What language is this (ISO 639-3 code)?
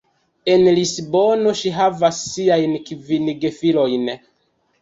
epo